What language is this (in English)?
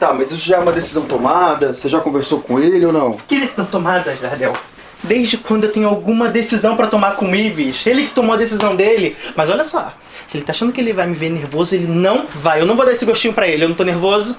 Portuguese